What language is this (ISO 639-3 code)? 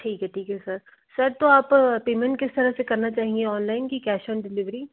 hin